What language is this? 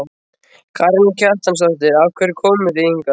Icelandic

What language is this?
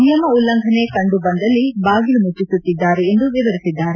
Kannada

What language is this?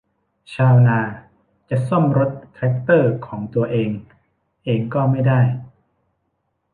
Thai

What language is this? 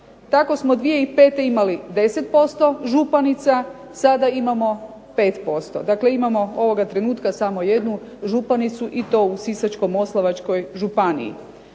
Croatian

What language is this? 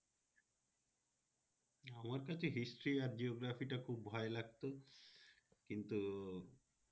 Bangla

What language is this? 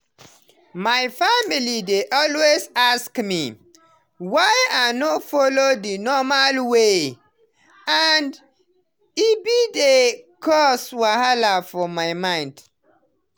Nigerian Pidgin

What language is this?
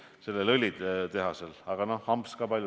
Estonian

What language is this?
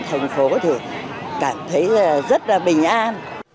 Vietnamese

